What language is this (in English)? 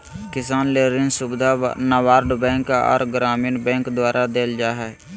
Magahi